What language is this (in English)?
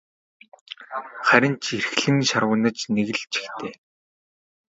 Mongolian